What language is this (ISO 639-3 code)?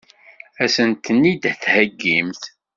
kab